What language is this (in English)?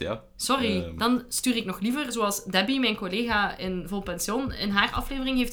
Dutch